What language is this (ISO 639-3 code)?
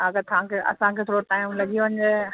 snd